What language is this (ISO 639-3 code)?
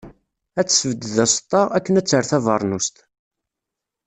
kab